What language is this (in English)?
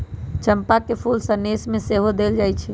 Magahi